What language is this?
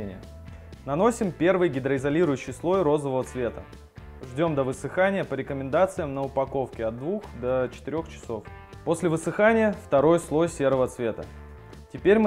Russian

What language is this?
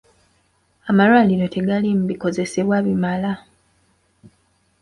Ganda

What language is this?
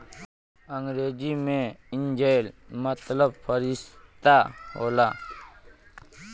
Bhojpuri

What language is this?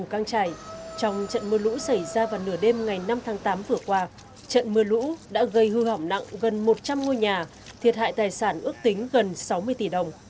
Vietnamese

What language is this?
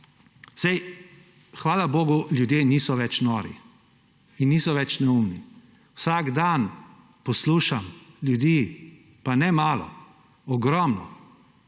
Slovenian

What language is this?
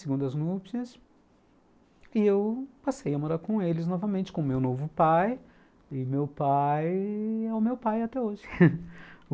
Portuguese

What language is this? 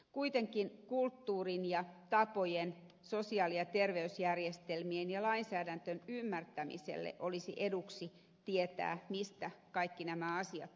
Finnish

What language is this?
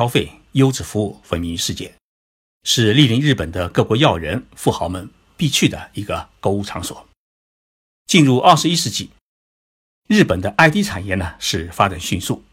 Chinese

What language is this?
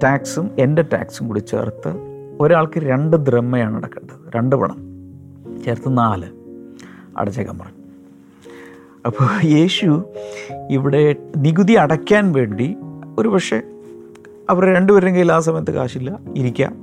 Malayalam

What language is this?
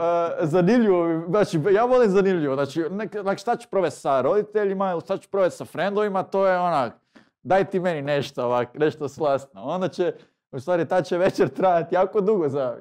Croatian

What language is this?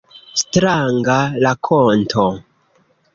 Esperanto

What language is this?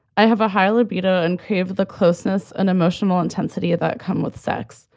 English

